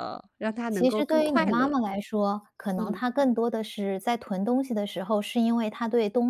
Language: Chinese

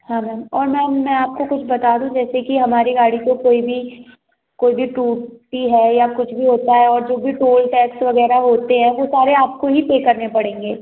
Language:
Hindi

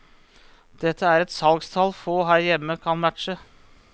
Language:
Norwegian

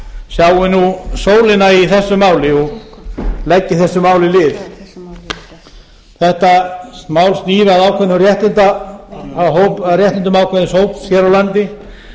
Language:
Icelandic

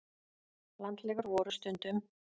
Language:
Icelandic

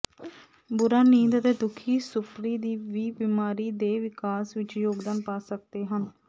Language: Punjabi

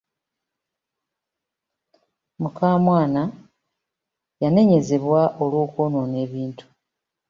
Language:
Ganda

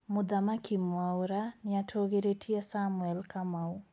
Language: Kikuyu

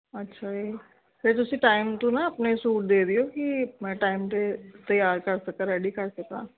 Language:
Punjabi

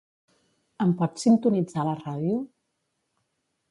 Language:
Catalan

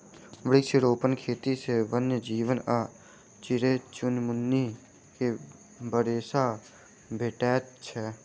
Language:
Maithili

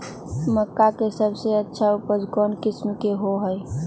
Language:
Magahi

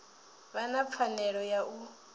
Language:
Venda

